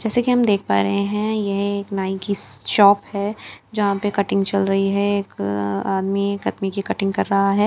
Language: Hindi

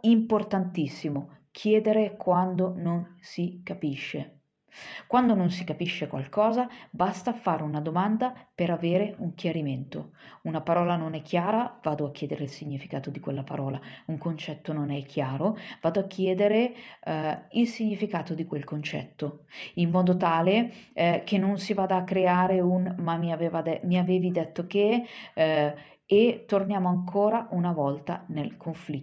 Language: Italian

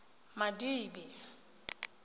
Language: Tswana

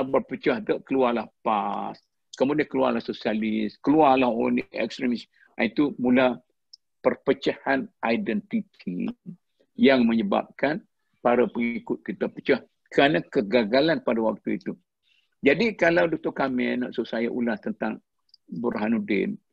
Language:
Malay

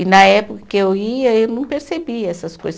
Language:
Portuguese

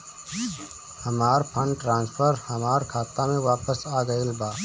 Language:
Bhojpuri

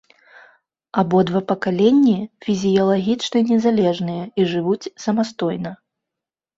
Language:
Belarusian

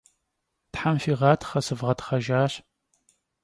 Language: Kabardian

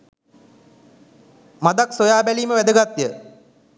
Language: Sinhala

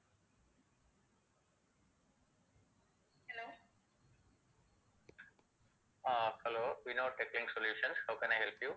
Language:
Tamil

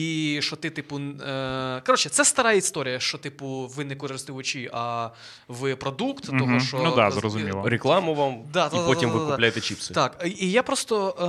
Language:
Ukrainian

